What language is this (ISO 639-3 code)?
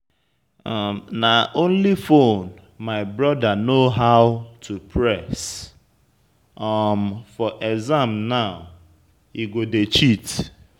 pcm